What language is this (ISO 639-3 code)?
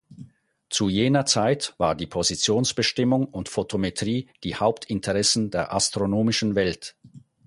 deu